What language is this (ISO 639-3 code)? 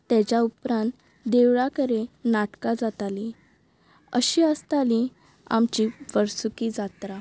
kok